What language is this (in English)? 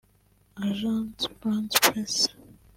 Kinyarwanda